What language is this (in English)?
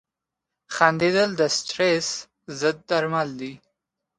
Pashto